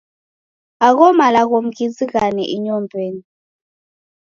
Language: Taita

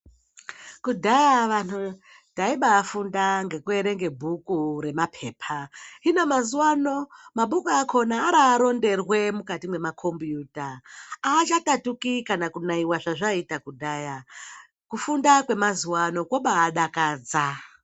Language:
Ndau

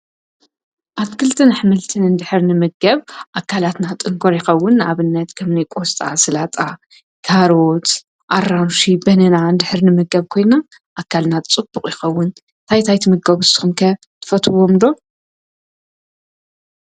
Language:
Tigrinya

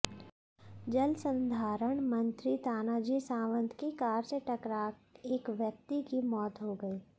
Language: Hindi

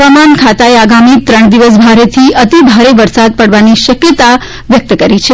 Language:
Gujarati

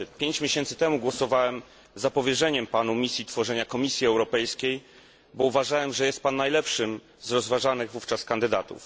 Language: Polish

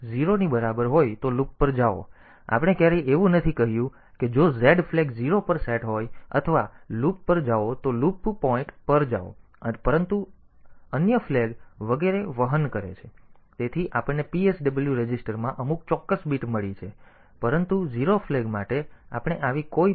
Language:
Gujarati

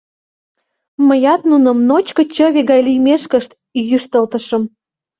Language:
Mari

